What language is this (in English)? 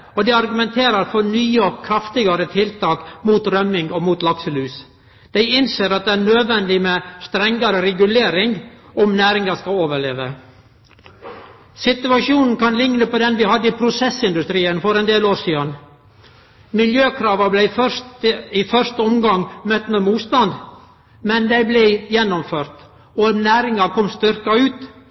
Norwegian Nynorsk